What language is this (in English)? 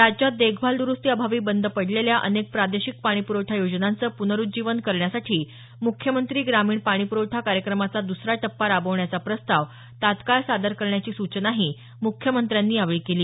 Marathi